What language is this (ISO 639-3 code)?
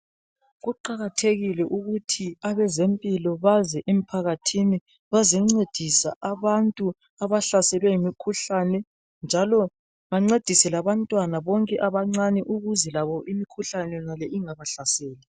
nde